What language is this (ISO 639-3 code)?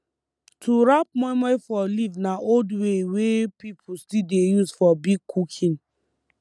pcm